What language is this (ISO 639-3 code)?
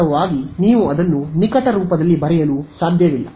kan